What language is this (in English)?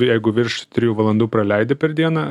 Lithuanian